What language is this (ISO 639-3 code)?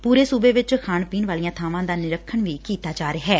pan